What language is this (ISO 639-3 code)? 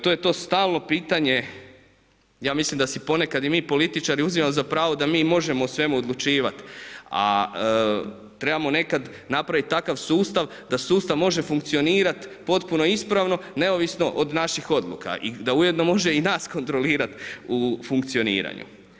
hrv